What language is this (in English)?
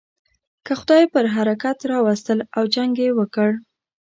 Pashto